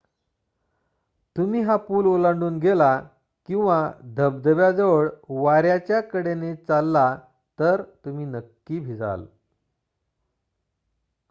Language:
Marathi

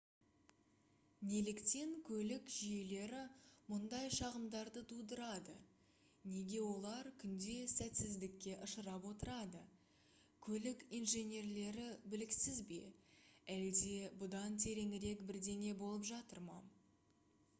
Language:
Kazakh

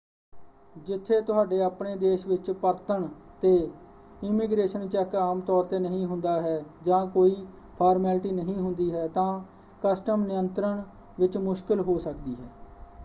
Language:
Punjabi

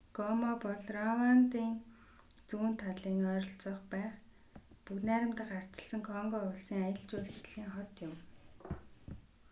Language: Mongolian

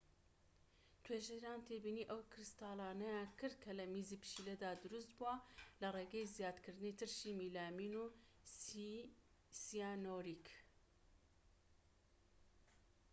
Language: Central Kurdish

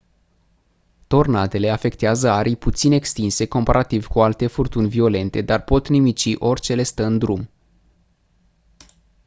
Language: Romanian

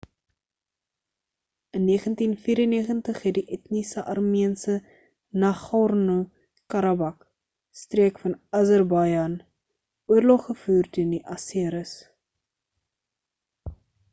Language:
Afrikaans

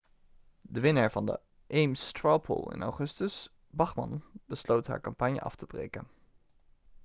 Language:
Dutch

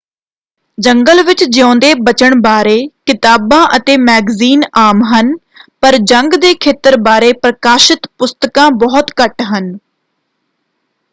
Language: Punjabi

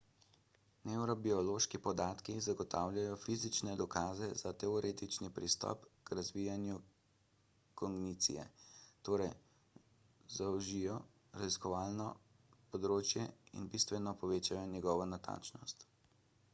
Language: Slovenian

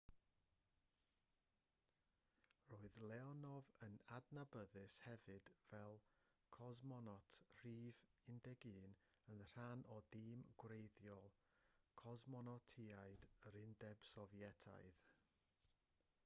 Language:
Welsh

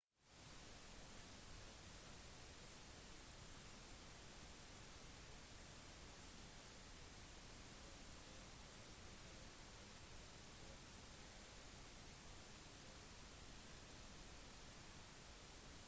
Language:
Norwegian Bokmål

